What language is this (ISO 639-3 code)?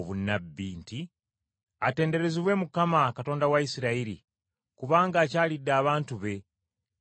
lug